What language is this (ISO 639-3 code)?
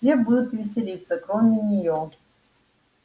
rus